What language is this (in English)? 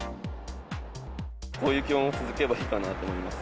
Japanese